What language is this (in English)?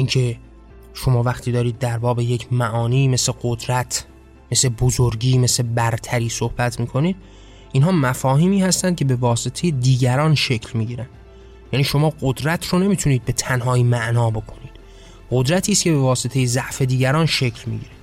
Persian